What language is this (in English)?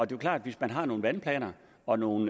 Danish